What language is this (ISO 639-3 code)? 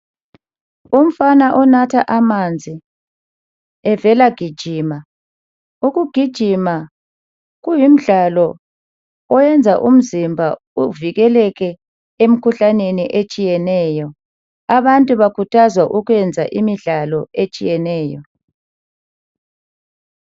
nde